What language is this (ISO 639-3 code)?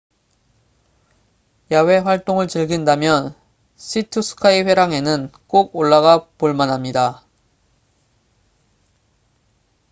kor